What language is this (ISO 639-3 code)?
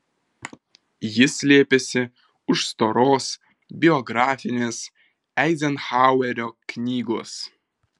lit